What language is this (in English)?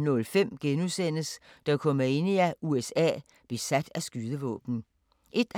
Danish